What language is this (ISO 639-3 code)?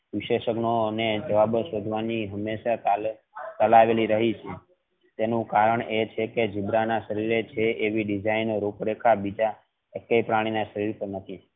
guj